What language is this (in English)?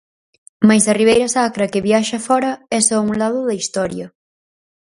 Galician